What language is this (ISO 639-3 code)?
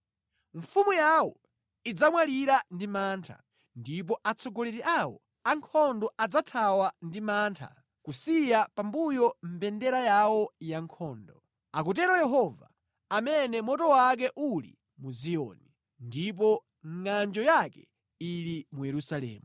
nya